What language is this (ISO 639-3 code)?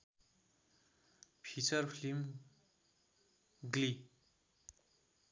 nep